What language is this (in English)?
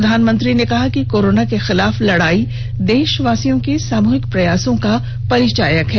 Hindi